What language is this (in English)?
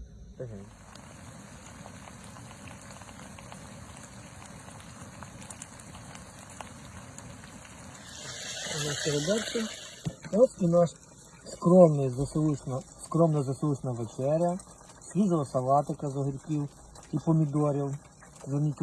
Ukrainian